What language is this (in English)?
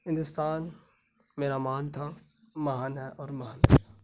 Urdu